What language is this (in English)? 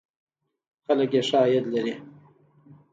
Pashto